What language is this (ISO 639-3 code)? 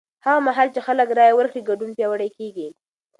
pus